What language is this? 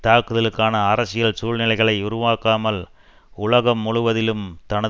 Tamil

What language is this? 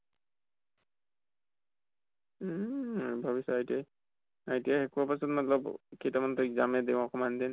Assamese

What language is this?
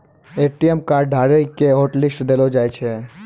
Maithili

